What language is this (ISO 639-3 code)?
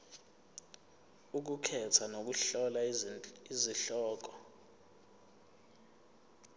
zul